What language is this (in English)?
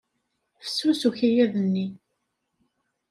Kabyle